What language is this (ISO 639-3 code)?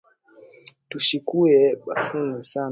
swa